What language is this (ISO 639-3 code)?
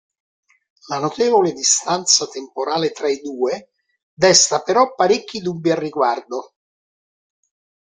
ita